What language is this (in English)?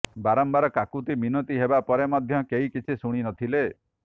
Odia